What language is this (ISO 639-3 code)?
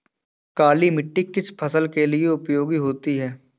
hin